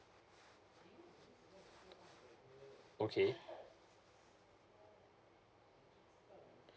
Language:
English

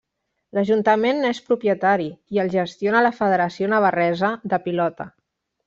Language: Catalan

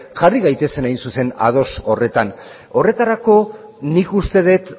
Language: Basque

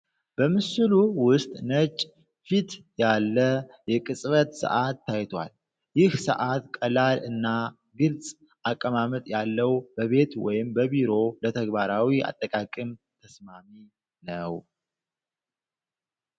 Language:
Amharic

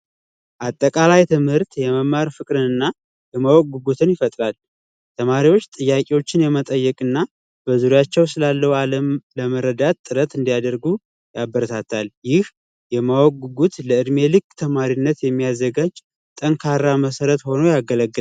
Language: Amharic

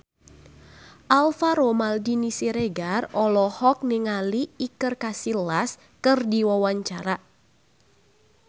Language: Sundanese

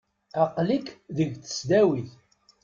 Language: Kabyle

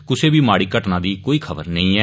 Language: Dogri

